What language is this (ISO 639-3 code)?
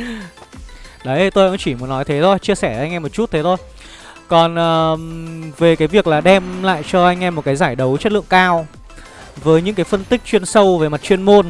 vie